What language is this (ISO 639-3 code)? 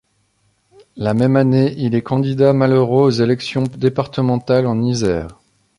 fra